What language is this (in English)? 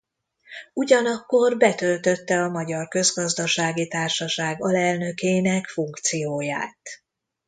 Hungarian